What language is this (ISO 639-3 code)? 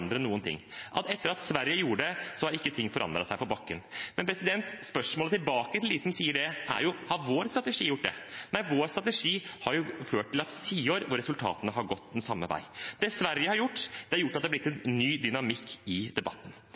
nob